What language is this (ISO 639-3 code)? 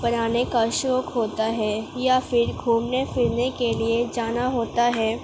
urd